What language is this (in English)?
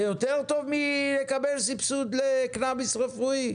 Hebrew